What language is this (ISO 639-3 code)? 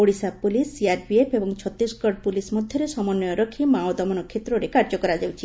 ori